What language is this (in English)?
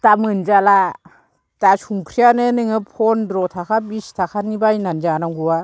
Bodo